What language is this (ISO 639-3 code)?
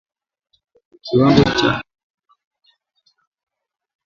swa